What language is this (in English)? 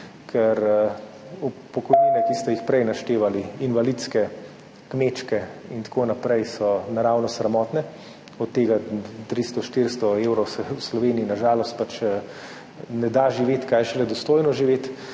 Slovenian